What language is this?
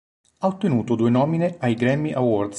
Italian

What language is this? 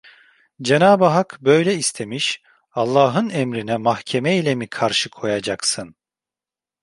Turkish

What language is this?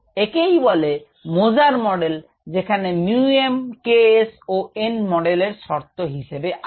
Bangla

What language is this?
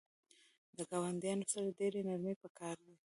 Pashto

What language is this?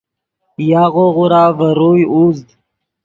Yidgha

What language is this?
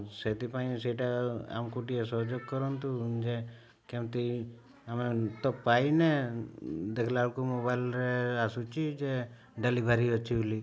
Odia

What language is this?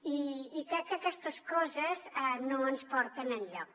Catalan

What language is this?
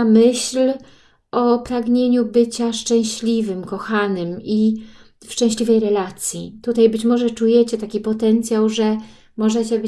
Polish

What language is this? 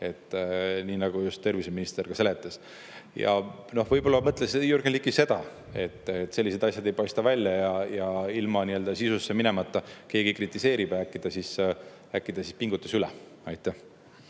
Estonian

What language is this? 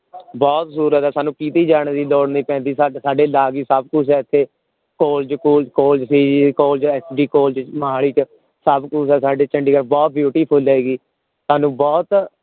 Punjabi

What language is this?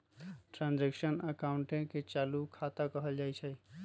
Magahi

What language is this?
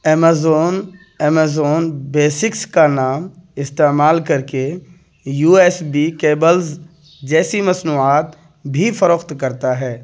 Urdu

